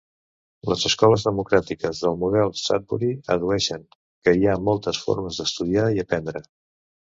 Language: Catalan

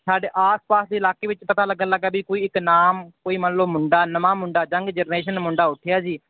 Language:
Punjabi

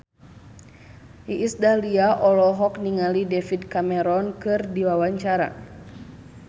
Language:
Sundanese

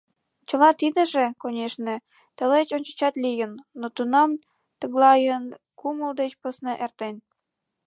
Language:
Mari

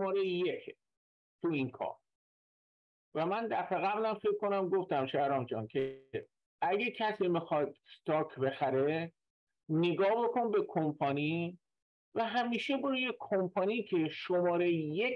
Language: Persian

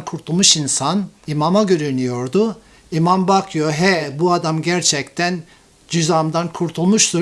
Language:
Turkish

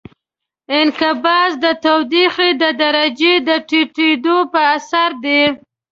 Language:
Pashto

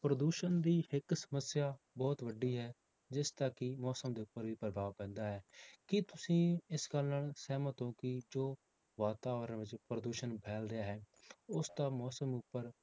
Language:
Punjabi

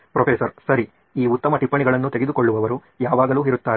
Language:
Kannada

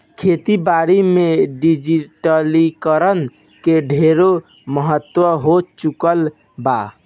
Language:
Bhojpuri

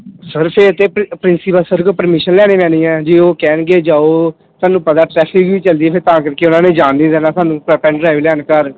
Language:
Punjabi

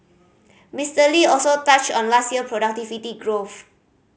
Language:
English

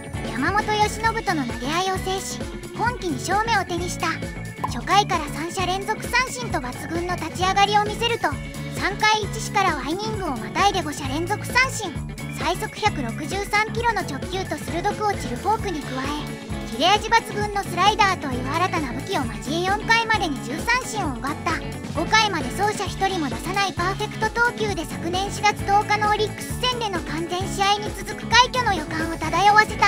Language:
Japanese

